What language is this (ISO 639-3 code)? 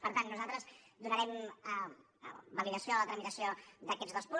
cat